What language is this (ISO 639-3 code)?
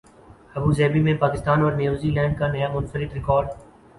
urd